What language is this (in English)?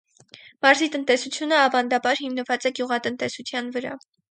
Armenian